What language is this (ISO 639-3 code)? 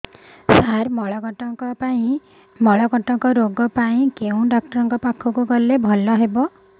ori